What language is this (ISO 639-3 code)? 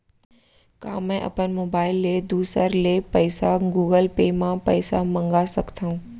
hne